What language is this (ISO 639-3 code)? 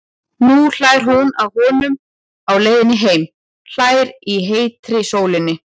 isl